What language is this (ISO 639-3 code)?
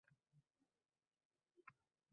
uzb